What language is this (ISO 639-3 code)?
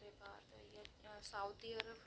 doi